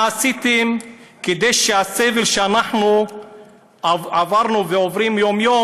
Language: Hebrew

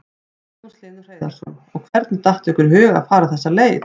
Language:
Icelandic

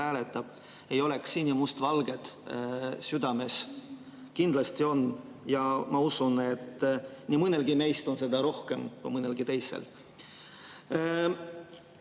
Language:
Estonian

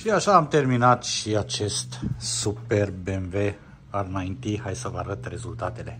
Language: Romanian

